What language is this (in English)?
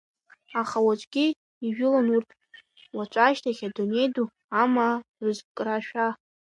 Abkhazian